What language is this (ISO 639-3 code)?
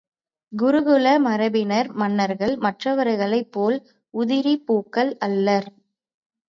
tam